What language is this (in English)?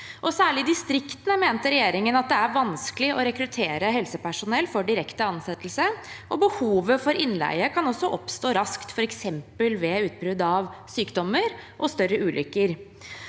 Norwegian